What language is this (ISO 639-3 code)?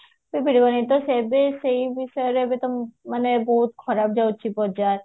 ori